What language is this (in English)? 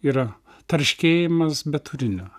Lithuanian